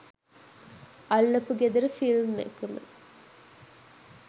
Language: Sinhala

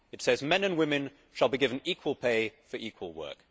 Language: English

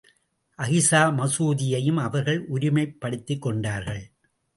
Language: Tamil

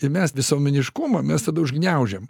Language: Lithuanian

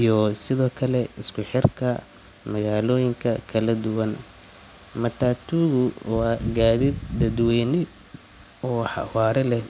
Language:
Somali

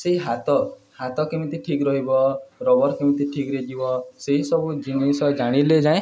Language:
Odia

